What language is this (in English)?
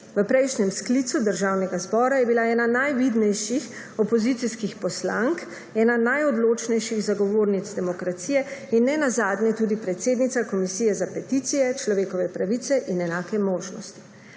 Slovenian